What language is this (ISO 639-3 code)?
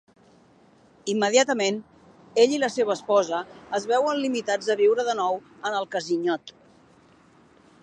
cat